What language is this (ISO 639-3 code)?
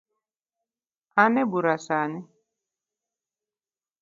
luo